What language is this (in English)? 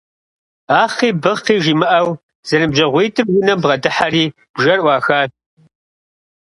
Kabardian